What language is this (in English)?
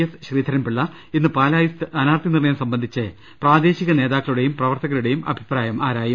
Malayalam